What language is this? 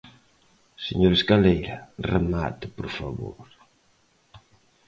Galician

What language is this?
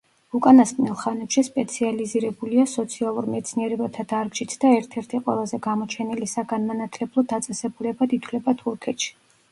Georgian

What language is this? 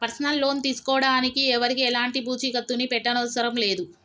Telugu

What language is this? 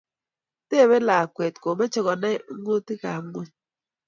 Kalenjin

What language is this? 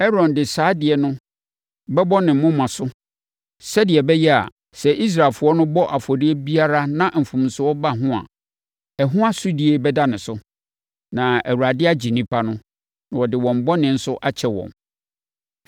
Akan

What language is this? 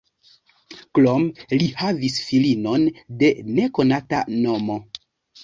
Esperanto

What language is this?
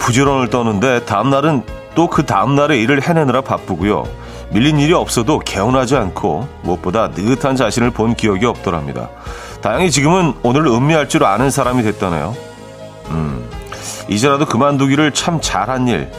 Korean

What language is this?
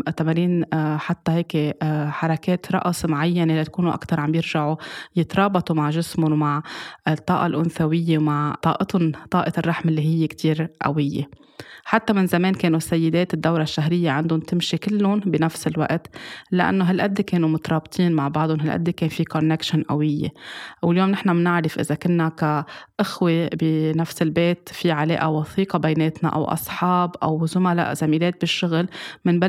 Arabic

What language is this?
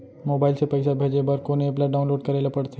Chhattisgarhi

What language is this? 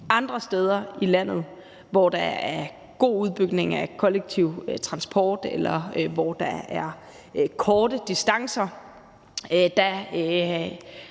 Danish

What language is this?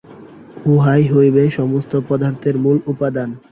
Bangla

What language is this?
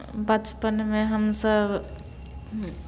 Maithili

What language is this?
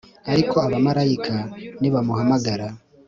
Kinyarwanda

